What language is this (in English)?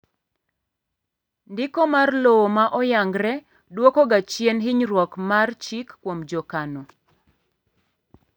Luo (Kenya and Tanzania)